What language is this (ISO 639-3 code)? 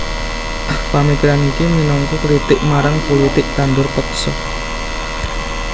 jav